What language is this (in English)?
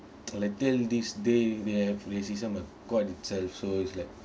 English